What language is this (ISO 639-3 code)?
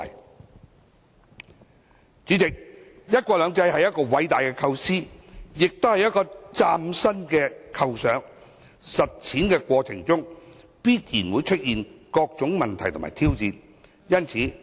yue